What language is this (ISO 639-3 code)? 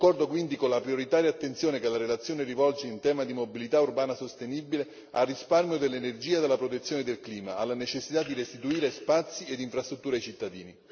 ita